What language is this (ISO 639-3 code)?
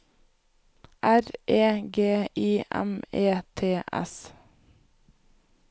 nor